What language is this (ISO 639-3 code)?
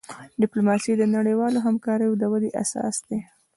pus